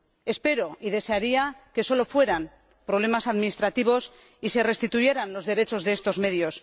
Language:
Spanish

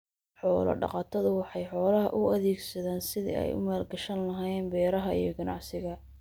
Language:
Somali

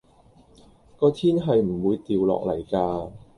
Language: Cantonese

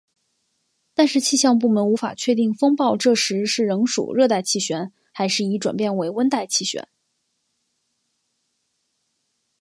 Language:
Chinese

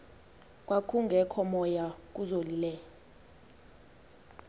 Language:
Xhosa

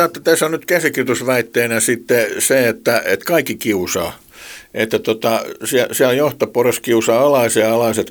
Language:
Finnish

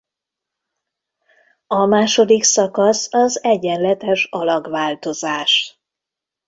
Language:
Hungarian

